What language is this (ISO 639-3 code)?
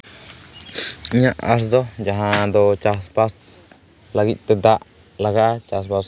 sat